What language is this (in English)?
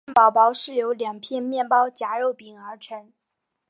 Chinese